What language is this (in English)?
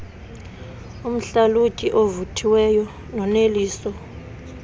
Xhosa